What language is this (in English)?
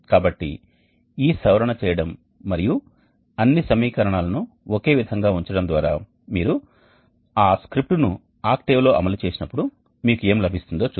Telugu